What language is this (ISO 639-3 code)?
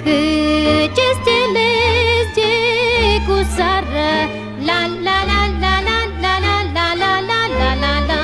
ell